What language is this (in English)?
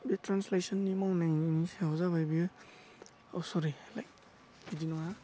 Bodo